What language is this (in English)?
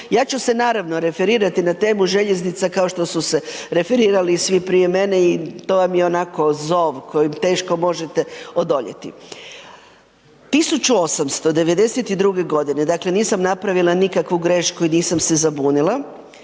Croatian